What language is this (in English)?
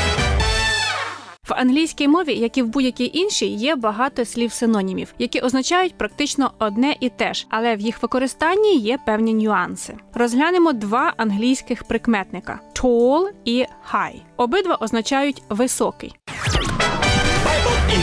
Ukrainian